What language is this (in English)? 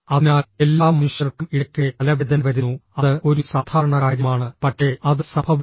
Malayalam